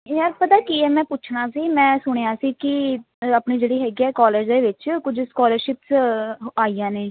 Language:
Punjabi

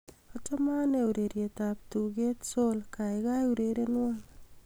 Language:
Kalenjin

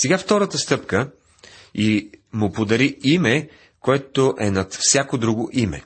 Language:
Bulgarian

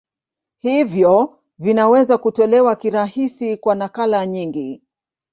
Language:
Swahili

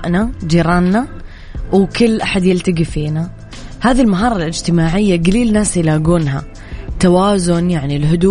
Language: Arabic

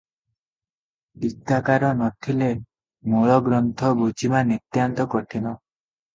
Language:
Odia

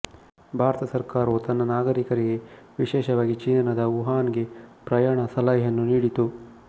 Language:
Kannada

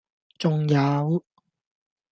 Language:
Cantonese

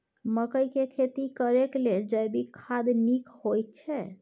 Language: Maithili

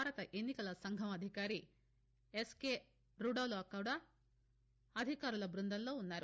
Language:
Telugu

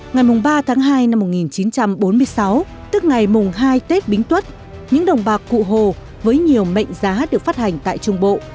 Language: Vietnamese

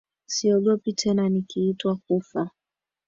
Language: Swahili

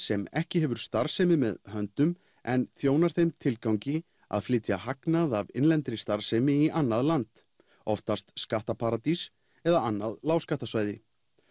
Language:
Icelandic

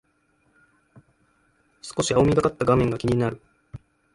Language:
Japanese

